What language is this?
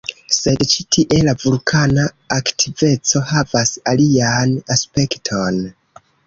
Esperanto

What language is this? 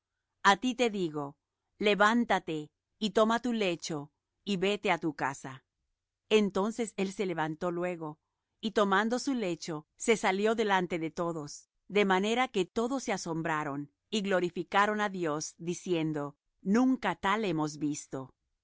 Spanish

